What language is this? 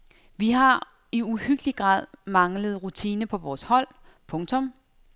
Danish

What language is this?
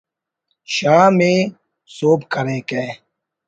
Brahui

